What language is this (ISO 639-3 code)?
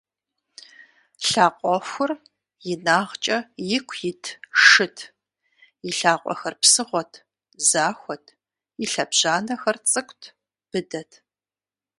kbd